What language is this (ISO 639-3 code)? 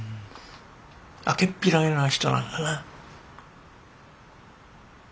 jpn